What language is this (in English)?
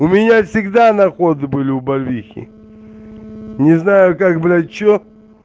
Russian